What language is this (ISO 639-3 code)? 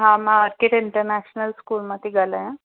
snd